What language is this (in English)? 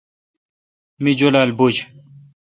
Kalkoti